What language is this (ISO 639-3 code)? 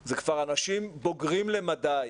heb